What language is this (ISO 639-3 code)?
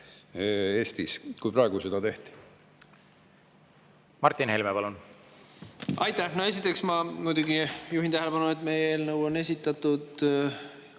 est